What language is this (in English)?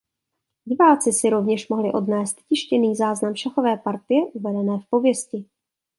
Czech